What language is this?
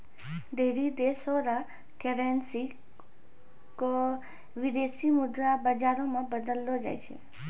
Maithili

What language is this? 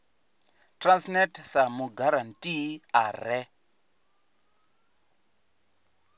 Venda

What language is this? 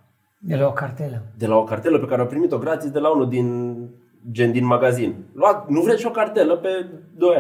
Romanian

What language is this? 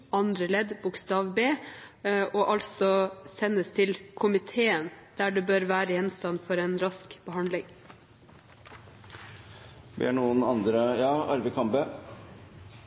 Norwegian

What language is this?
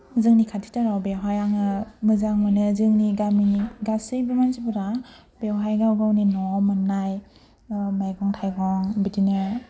Bodo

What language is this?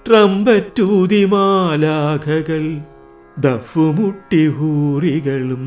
Malayalam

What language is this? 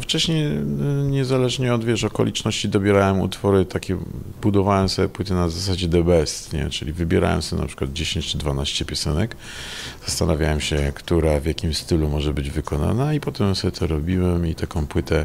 Polish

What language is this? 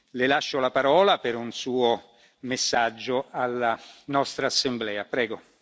Italian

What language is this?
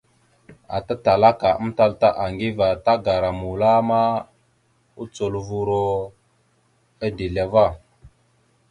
Mada (Cameroon)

